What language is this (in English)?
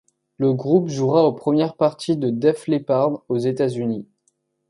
French